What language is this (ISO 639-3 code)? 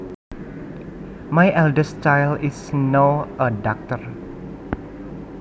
jav